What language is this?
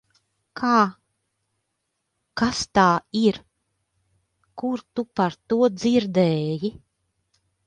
Latvian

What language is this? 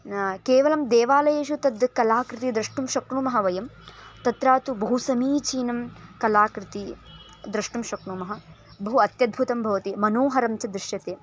Sanskrit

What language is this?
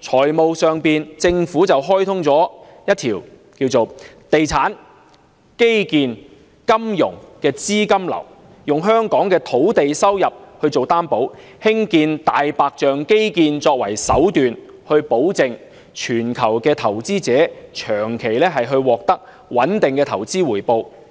Cantonese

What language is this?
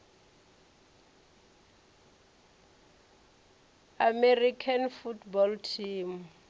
Venda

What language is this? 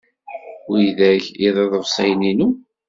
Kabyle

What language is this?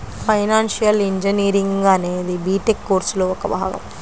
Telugu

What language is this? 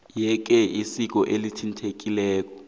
South Ndebele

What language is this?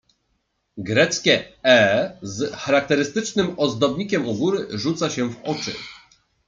Polish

